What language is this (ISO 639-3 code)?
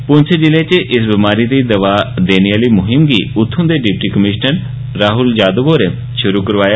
doi